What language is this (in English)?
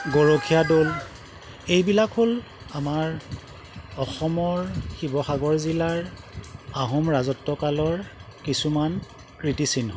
Assamese